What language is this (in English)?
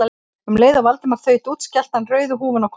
Icelandic